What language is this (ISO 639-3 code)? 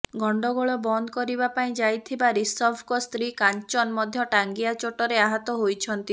ori